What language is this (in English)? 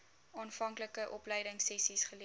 Afrikaans